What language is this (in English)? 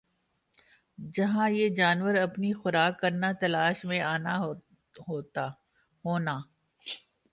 Urdu